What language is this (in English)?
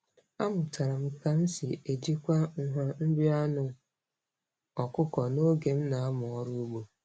Igbo